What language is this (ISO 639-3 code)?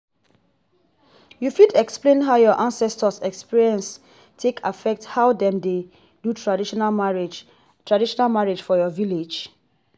pcm